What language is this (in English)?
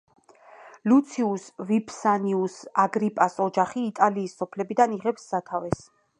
Georgian